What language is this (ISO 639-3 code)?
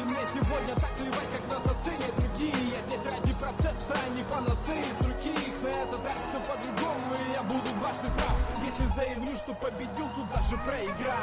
rus